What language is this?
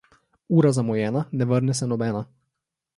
Slovenian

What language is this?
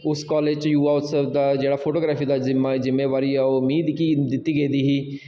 Dogri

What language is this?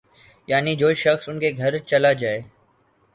Urdu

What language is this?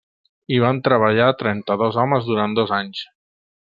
Catalan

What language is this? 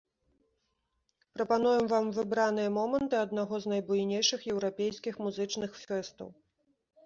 Belarusian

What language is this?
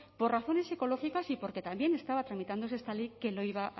Spanish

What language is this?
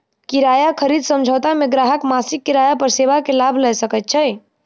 Maithili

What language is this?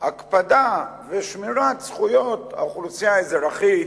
Hebrew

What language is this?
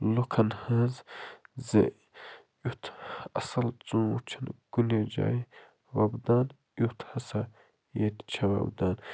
Kashmiri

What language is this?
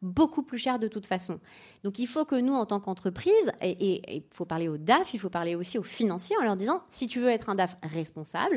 French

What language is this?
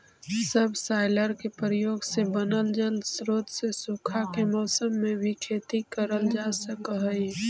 Magahi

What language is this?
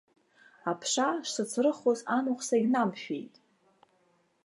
Abkhazian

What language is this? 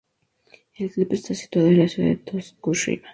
Spanish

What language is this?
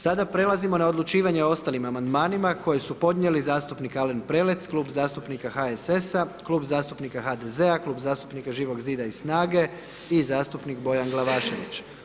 Croatian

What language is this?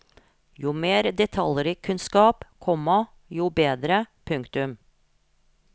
Norwegian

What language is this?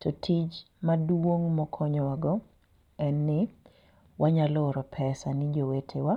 Luo (Kenya and Tanzania)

